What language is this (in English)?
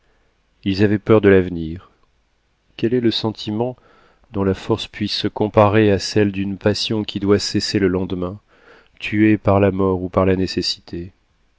French